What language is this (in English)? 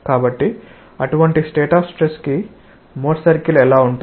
Telugu